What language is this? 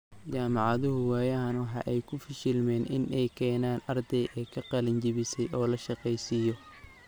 Somali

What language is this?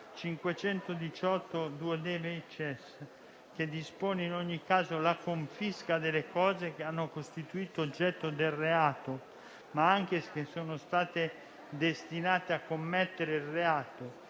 Italian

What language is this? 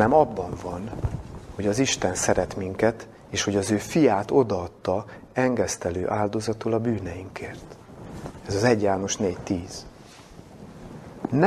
Hungarian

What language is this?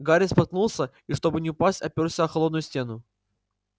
Russian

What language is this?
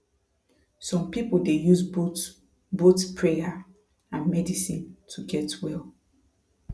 Nigerian Pidgin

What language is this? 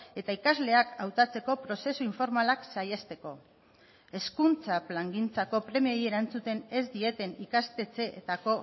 Basque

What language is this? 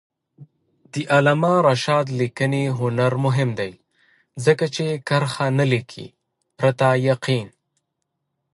Pashto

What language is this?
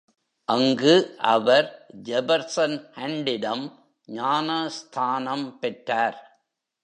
Tamil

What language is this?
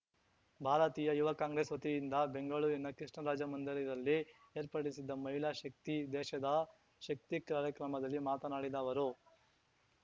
Kannada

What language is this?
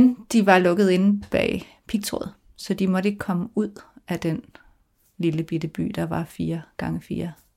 Danish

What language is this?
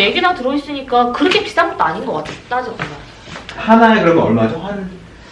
Korean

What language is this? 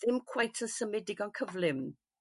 Welsh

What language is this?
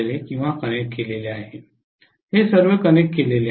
Marathi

